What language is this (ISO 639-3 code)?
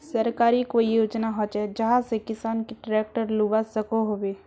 mag